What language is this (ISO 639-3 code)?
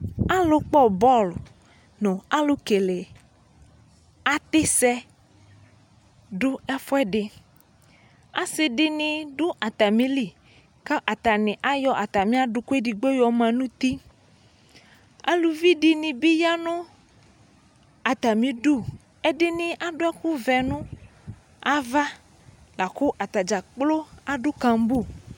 kpo